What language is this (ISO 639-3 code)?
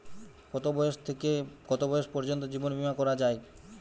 ben